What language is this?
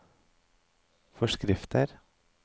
Norwegian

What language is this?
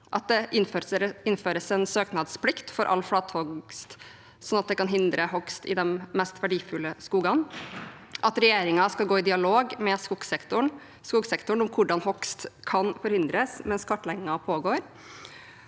Norwegian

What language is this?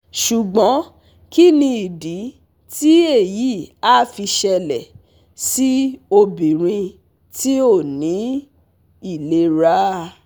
Yoruba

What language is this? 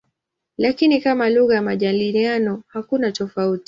Swahili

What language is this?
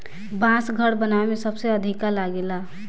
Bhojpuri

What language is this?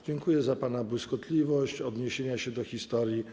Polish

